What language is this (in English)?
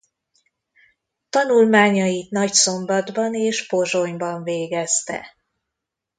Hungarian